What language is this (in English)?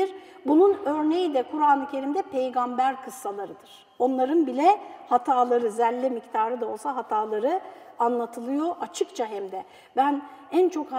Turkish